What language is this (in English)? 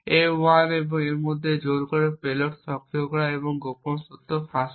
Bangla